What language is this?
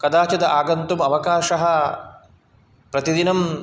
Sanskrit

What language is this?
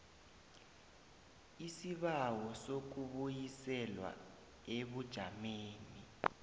South Ndebele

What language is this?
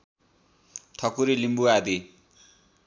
Nepali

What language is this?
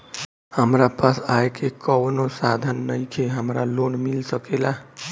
Bhojpuri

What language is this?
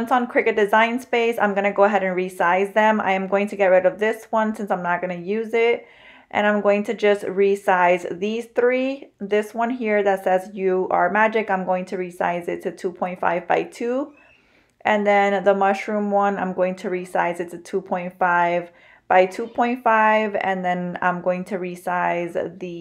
English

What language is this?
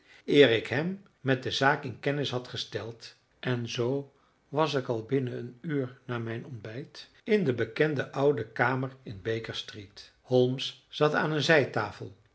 Dutch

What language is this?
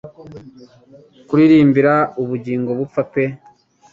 Kinyarwanda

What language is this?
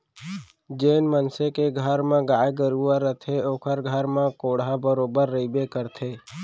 Chhattisgarhi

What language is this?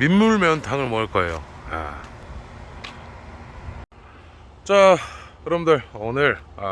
Korean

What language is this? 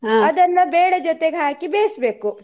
Kannada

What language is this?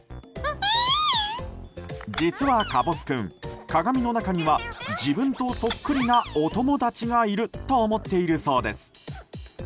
Japanese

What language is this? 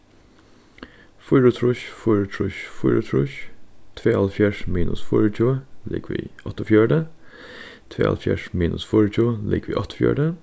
Faroese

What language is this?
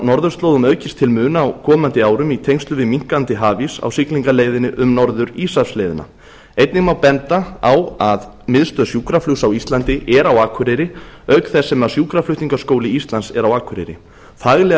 Icelandic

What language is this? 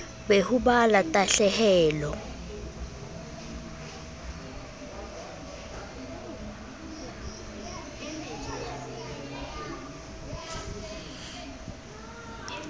Southern Sotho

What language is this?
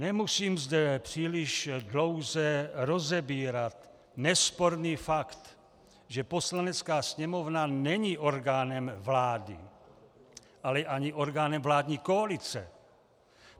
Czech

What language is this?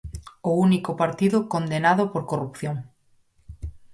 Galician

